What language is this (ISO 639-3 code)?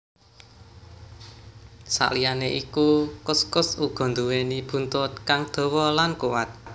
jav